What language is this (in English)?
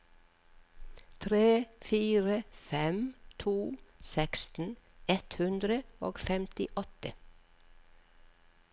Norwegian